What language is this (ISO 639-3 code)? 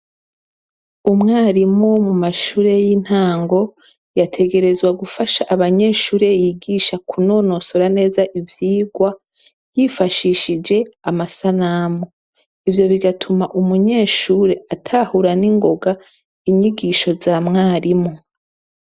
run